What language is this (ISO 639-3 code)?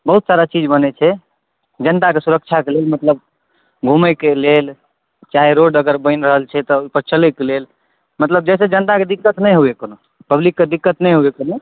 mai